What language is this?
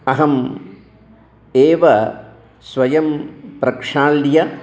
Sanskrit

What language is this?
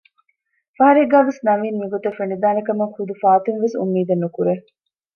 Divehi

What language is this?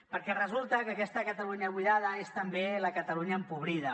Catalan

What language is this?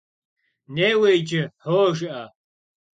Kabardian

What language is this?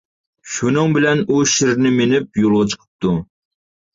Uyghur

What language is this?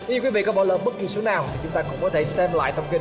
Vietnamese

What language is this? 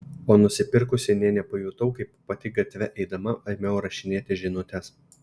Lithuanian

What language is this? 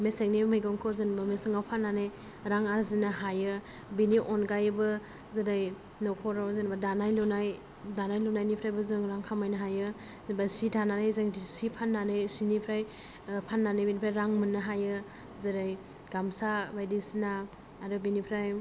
Bodo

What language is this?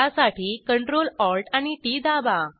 Marathi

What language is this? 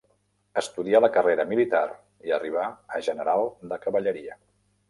Catalan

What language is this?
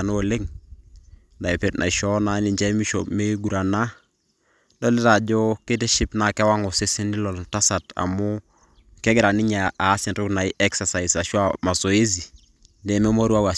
Masai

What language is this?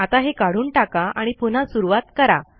Marathi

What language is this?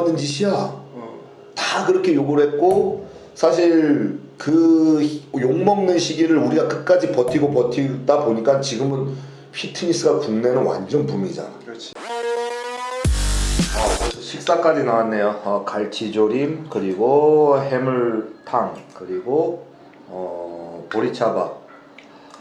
Korean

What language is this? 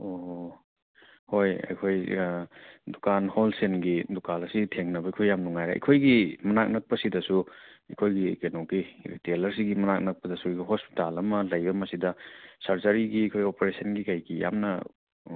Manipuri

